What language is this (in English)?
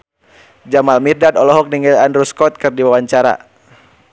Sundanese